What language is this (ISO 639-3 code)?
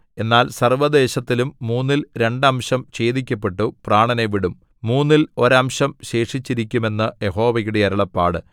mal